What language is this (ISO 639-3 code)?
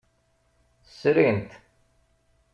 kab